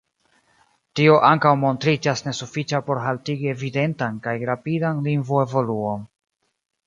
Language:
Esperanto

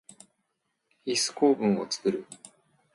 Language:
Japanese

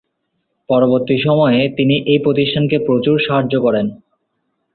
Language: Bangla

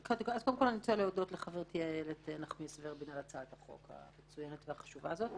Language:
Hebrew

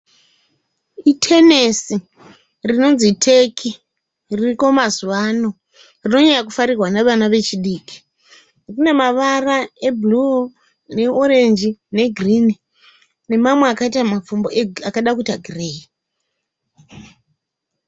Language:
Shona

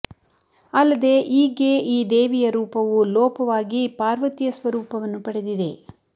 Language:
Kannada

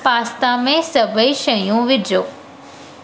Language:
Sindhi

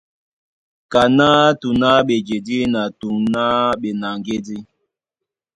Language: Duala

